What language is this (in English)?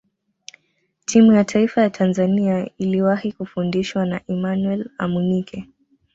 Swahili